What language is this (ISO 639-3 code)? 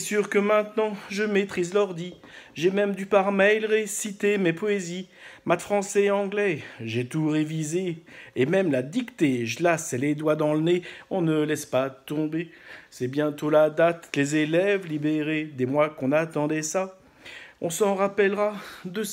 fra